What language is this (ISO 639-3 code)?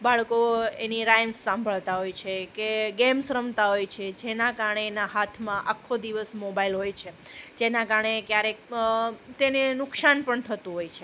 guj